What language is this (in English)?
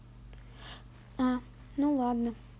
Russian